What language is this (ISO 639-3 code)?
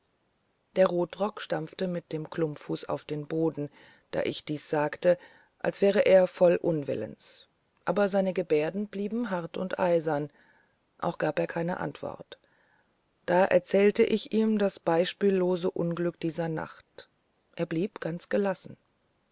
deu